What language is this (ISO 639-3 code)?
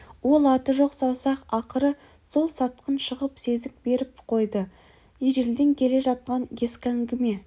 kaz